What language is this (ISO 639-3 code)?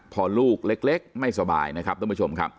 tha